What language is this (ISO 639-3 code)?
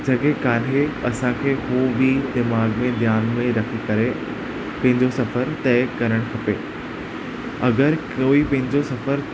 snd